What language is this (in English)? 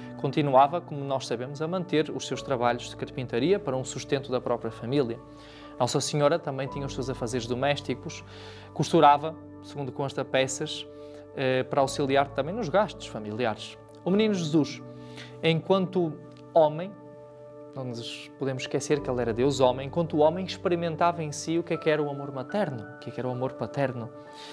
Portuguese